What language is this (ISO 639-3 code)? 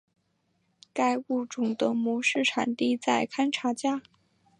zho